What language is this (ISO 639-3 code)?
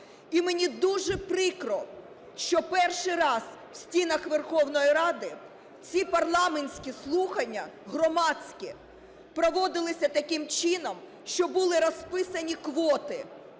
ukr